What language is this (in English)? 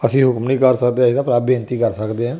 Punjabi